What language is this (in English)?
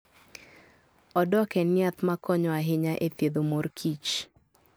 Luo (Kenya and Tanzania)